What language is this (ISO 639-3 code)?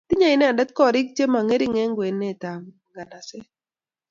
kln